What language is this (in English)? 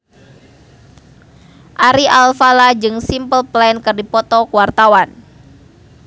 Sundanese